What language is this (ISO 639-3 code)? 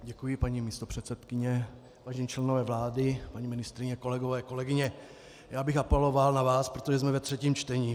ces